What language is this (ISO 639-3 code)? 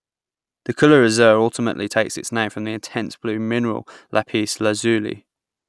eng